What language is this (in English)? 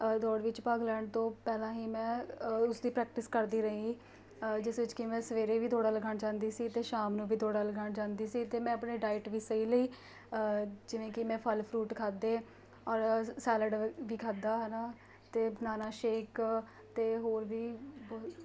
Punjabi